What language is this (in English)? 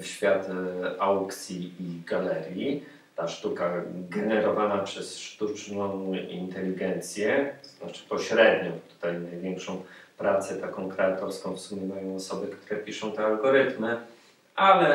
Polish